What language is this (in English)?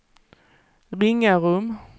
Swedish